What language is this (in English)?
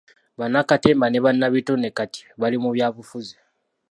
Ganda